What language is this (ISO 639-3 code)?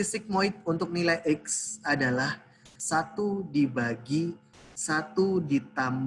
ind